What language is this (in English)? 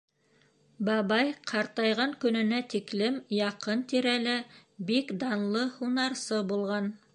Bashkir